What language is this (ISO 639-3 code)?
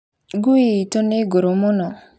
kik